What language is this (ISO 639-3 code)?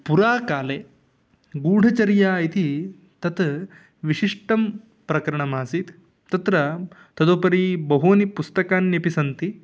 san